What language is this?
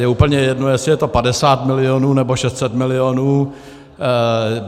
Czech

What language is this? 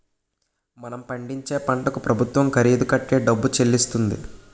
Telugu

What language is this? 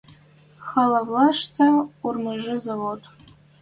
Western Mari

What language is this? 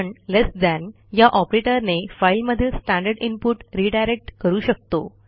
Marathi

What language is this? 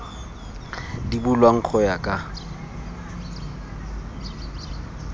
Tswana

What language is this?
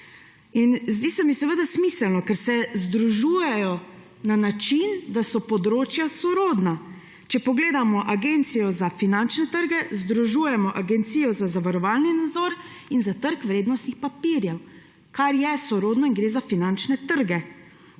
Slovenian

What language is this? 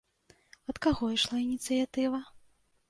Belarusian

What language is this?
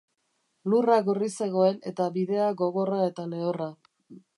Basque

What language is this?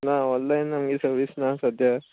Konkani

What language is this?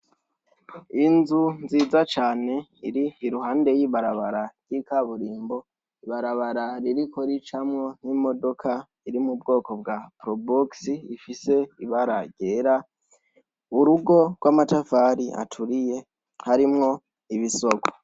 Rundi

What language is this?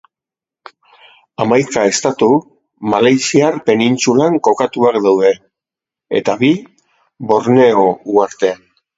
Basque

